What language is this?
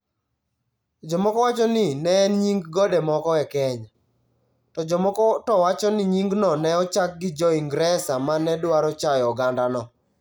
Luo (Kenya and Tanzania)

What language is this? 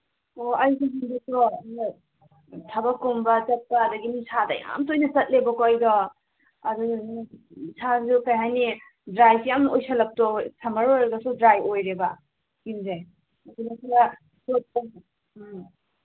Manipuri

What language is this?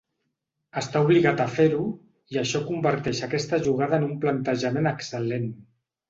Catalan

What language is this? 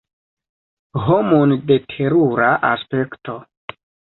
Esperanto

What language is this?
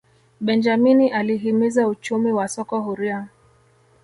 Swahili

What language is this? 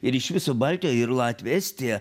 Lithuanian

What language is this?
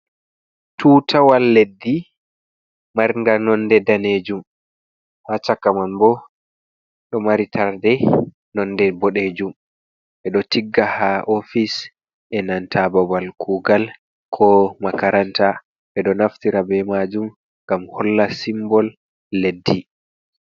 Fula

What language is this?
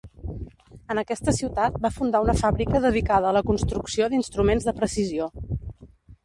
Catalan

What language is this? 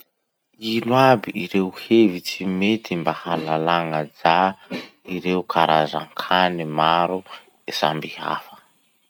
Masikoro Malagasy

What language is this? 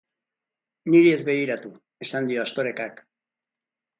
Basque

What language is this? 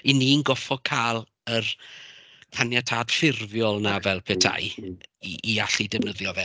Welsh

